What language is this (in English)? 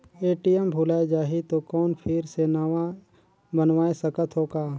Chhattisgarhi